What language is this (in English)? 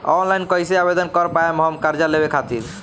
Bhojpuri